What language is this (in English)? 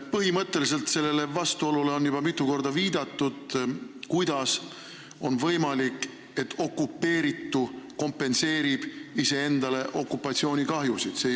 Estonian